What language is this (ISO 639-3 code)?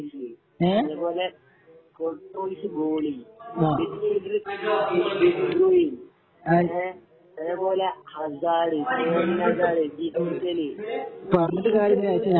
mal